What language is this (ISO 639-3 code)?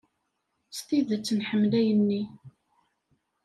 kab